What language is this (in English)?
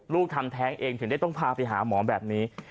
Thai